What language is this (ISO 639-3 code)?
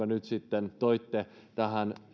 fin